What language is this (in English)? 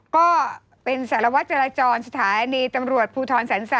Thai